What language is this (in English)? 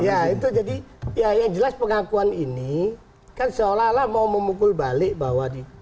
Indonesian